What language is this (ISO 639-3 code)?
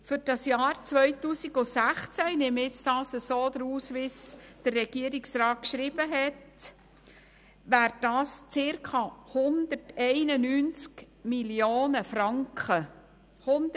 gsw